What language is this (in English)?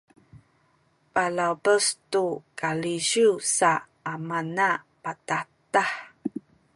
Sakizaya